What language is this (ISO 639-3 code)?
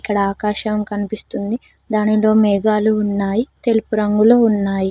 tel